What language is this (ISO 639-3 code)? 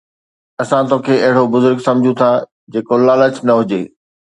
snd